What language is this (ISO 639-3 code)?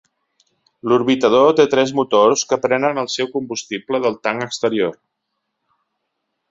cat